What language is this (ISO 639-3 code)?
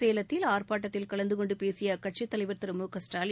tam